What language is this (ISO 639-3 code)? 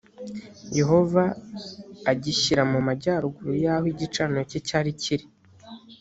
kin